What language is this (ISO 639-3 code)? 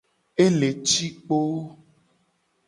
gej